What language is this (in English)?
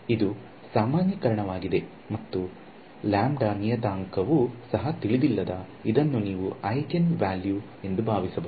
Kannada